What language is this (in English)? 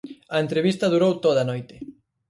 Galician